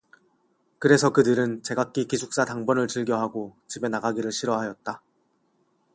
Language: Korean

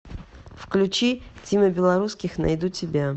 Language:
Russian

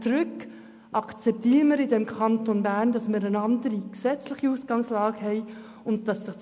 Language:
Swiss German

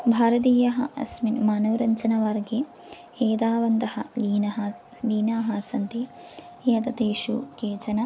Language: Sanskrit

